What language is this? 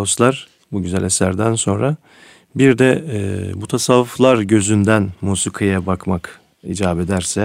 Turkish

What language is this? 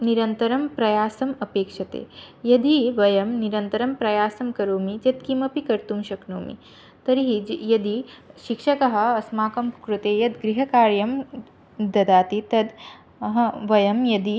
Sanskrit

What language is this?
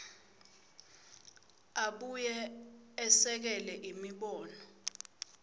Swati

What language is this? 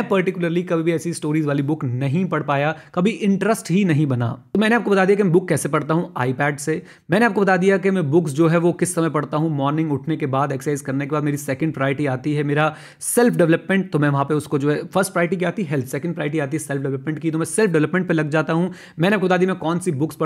Hindi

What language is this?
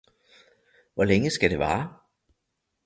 Danish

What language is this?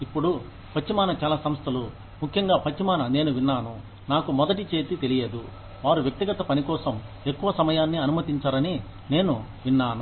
Telugu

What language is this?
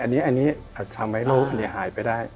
Thai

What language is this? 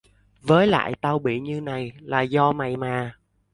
Vietnamese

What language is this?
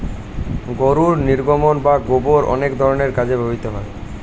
Bangla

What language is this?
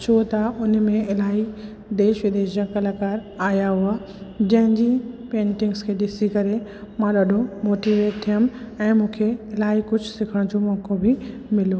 Sindhi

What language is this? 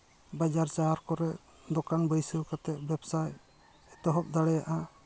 Santali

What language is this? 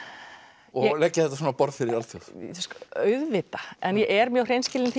Icelandic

